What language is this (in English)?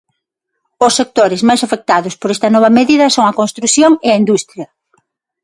Galician